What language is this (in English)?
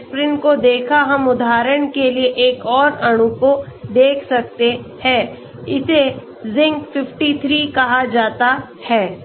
Hindi